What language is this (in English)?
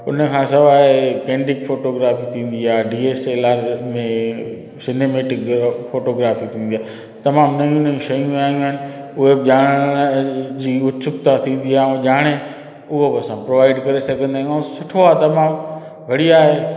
Sindhi